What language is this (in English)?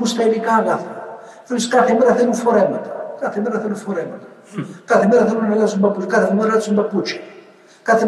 Greek